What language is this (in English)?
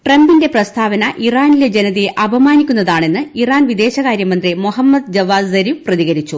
Malayalam